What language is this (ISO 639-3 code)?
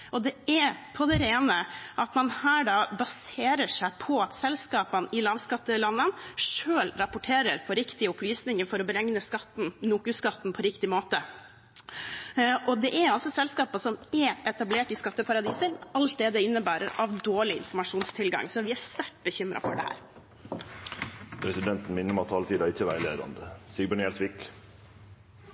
nor